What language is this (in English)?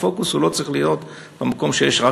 Hebrew